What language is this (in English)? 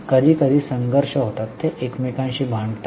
Marathi